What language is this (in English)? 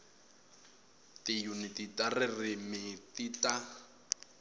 Tsonga